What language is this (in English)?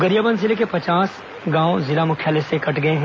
Hindi